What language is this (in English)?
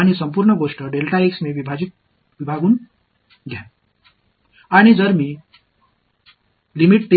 Tamil